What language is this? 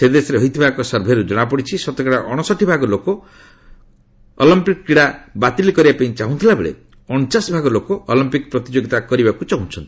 Odia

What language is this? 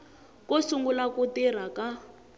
Tsonga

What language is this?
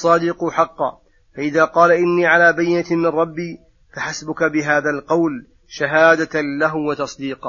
Arabic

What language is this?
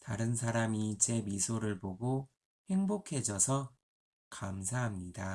Korean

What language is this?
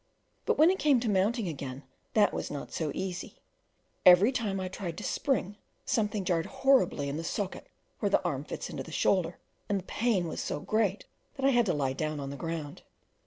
English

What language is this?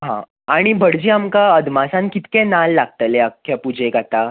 Konkani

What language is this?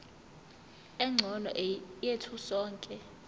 Zulu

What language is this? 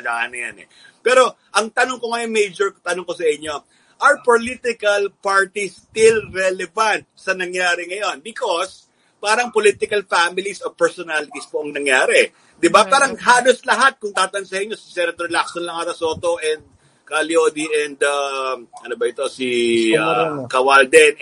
Filipino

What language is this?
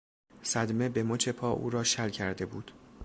Persian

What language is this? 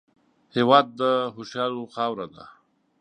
Pashto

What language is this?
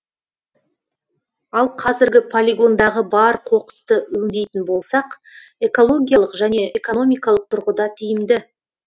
Kazakh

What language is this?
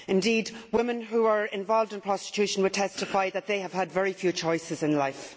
English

